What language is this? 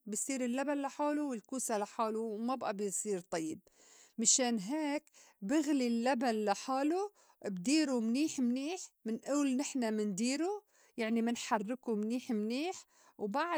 North Levantine Arabic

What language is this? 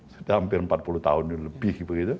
Indonesian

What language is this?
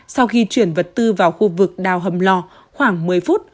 Vietnamese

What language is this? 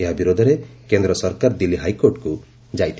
Odia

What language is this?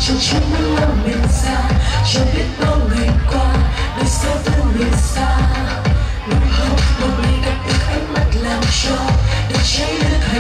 Vietnamese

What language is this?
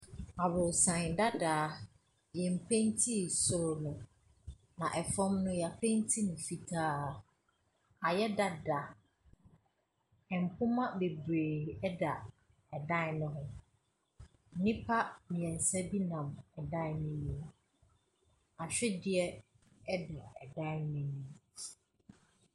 Akan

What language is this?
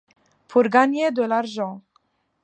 French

